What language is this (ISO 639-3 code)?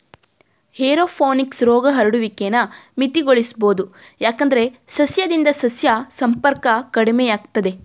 kan